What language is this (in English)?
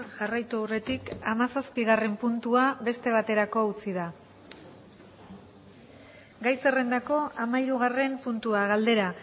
Basque